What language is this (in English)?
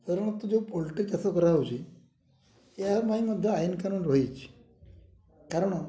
Odia